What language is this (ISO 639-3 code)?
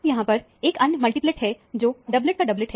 hin